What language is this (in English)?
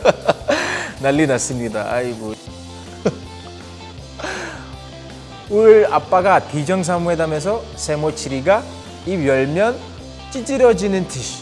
Korean